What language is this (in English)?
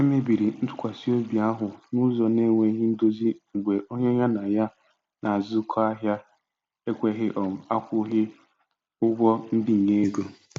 Igbo